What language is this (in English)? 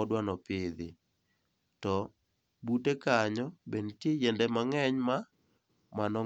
Luo (Kenya and Tanzania)